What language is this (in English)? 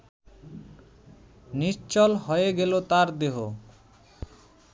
Bangla